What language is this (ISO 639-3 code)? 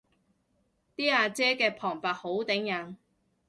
yue